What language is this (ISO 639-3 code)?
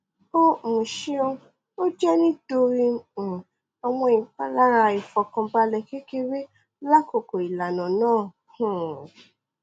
yor